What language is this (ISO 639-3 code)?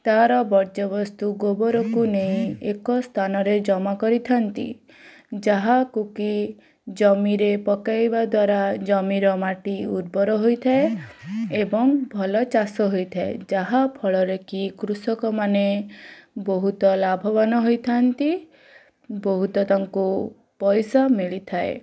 ori